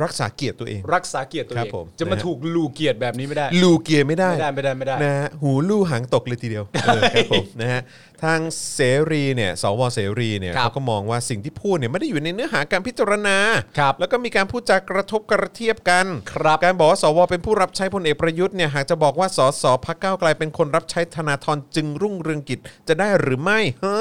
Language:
Thai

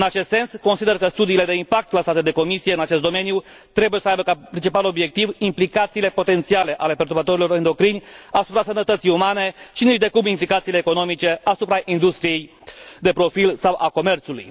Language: Romanian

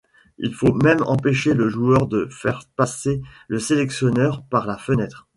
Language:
French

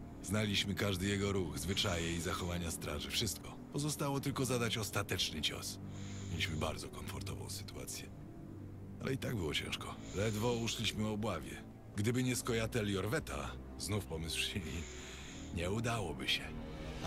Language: Polish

